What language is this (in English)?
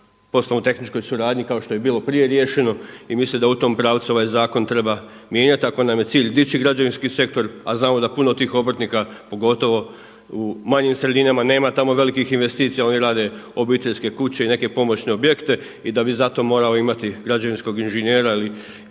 Croatian